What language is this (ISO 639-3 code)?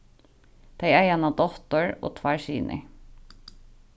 fao